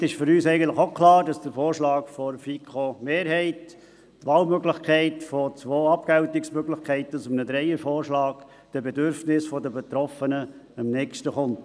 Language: Swiss German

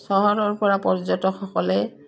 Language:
Assamese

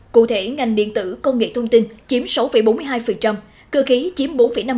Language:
Vietnamese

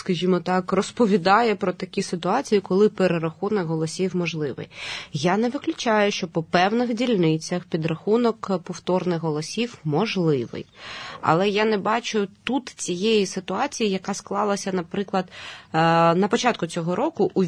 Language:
Ukrainian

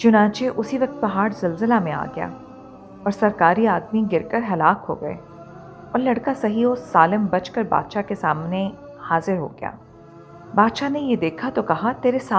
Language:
Hindi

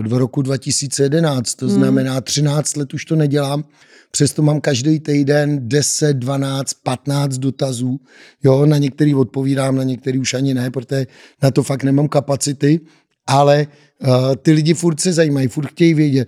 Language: Czech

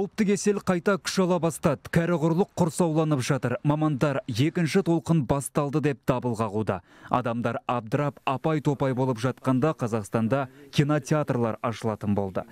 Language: Turkish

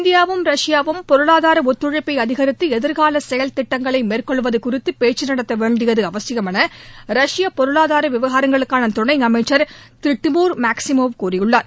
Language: Tamil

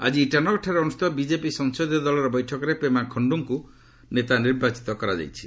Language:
Odia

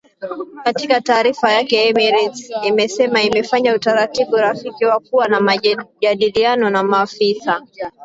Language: Swahili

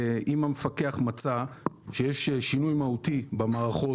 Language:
Hebrew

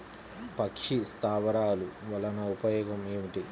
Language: Telugu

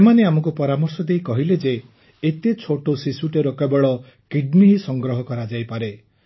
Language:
Odia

